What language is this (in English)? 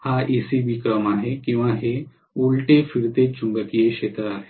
Marathi